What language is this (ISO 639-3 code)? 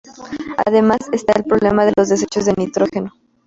spa